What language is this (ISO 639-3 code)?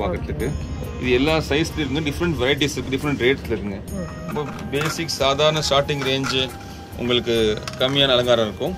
tam